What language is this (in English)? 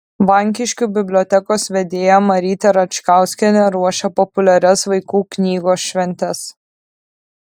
Lithuanian